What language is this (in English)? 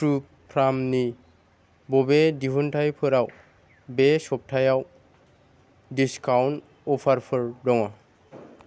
Bodo